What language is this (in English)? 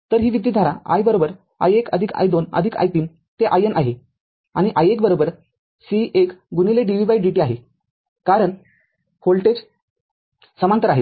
Marathi